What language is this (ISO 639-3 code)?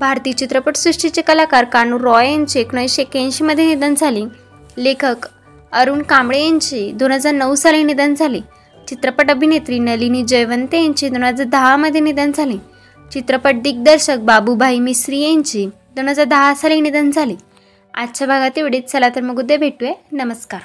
mar